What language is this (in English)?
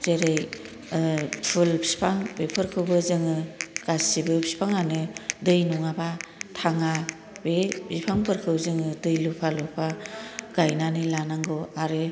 Bodo